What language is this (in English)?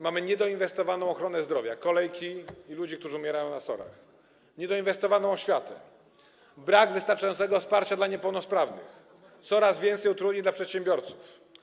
Polish